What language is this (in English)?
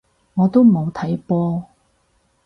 Cantonese